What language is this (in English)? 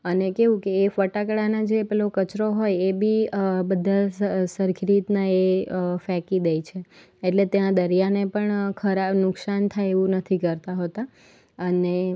Gujarati